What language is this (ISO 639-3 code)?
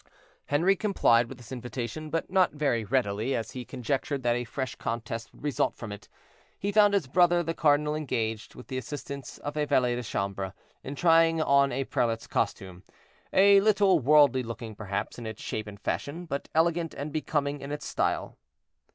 eng